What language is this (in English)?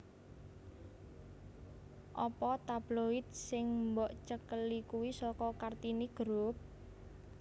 Javanese